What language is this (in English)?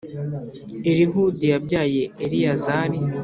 Kinyarwanda